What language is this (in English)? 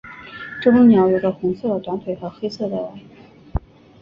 Chinese